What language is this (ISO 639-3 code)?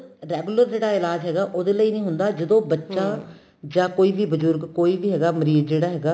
pan